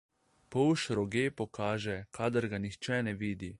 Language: Slovenian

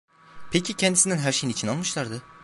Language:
Turkish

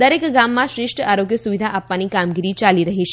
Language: Gujarati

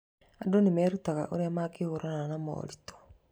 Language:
Kikuyu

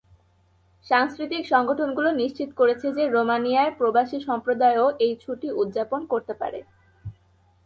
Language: Bangla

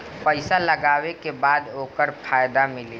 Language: Bhojpuri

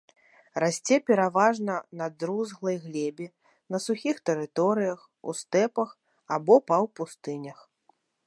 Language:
Belarusian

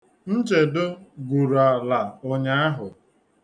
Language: Igbo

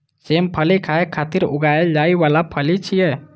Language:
Maithili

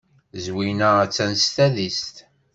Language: Kabyle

